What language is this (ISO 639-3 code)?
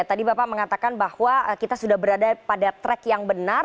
ind